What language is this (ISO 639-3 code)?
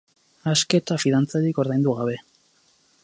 eus